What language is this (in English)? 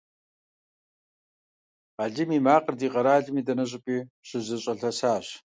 Kabardian